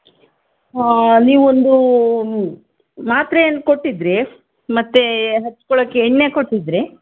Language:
Kannada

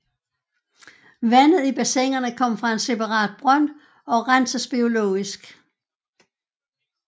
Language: Danish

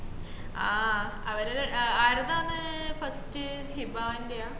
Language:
Malayalam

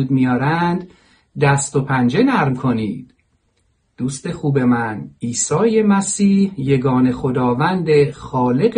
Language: Persian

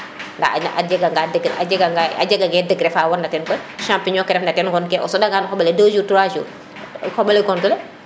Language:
Serer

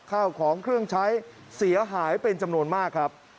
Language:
Thai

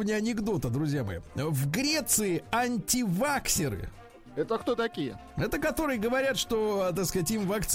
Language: Russian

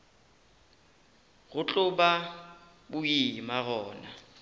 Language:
Northern Sotho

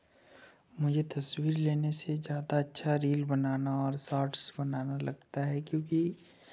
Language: Hindi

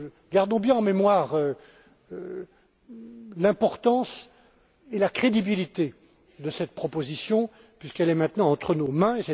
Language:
French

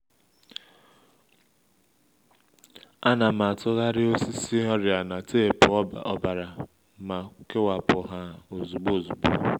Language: Igbo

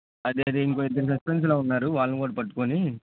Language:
Telugu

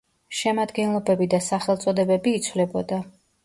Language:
Georgian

